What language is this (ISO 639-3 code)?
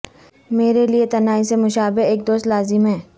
urd